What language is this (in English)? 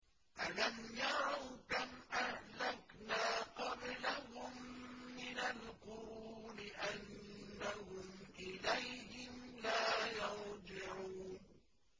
Arabic